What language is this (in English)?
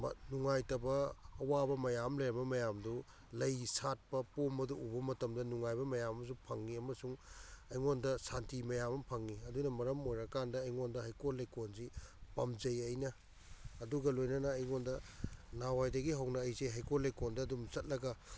Manipuri